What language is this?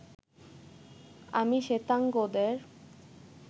Bangla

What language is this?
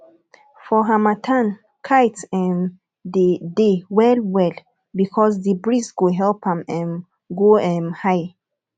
Nigerian Pidgin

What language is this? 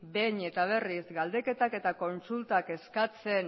Basque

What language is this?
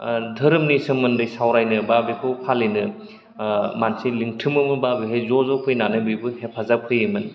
Bodo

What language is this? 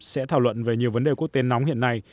Vietnamese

